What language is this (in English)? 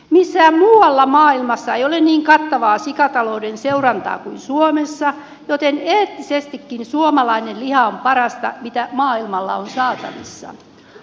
Finnish